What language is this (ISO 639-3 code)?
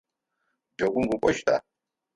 ady